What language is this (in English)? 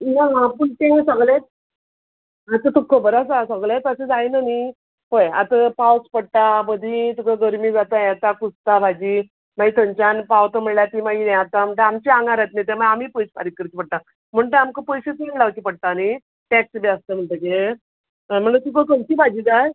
Konkani